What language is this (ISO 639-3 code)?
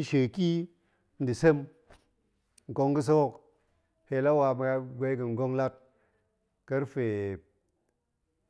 ank